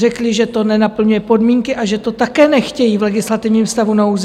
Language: Czech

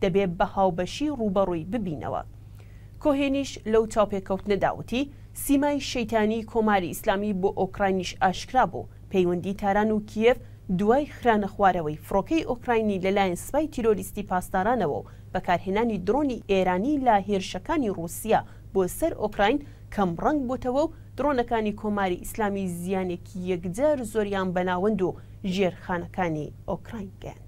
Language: Arabic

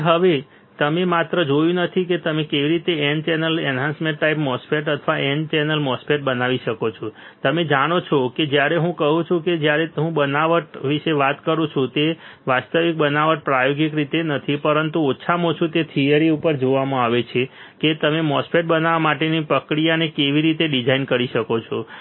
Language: Gujarati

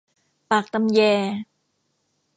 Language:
Thai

